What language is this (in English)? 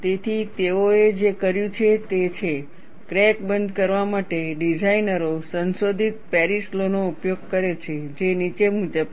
Gujarati